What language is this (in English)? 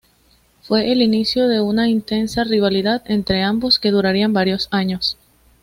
Spanish